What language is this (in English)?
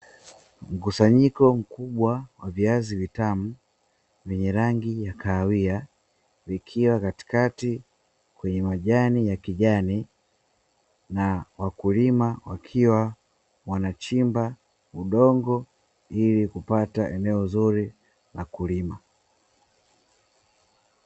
Swahili